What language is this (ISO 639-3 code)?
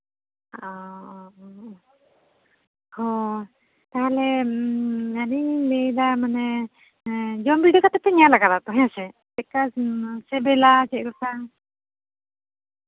sat